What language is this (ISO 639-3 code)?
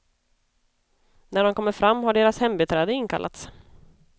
swe